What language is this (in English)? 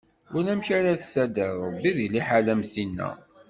Kabyle